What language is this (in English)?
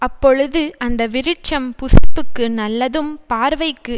Tamil